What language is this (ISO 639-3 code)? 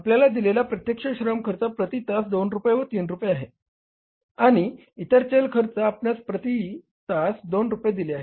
mar